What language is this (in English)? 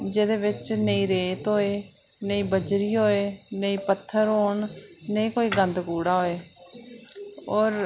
Dogri